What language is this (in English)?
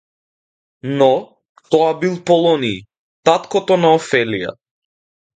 Macedonian